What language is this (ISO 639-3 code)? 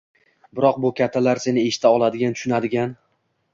uzb